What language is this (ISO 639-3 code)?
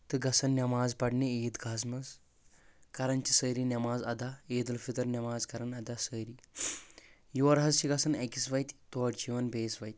kas